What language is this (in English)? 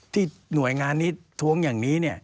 Thai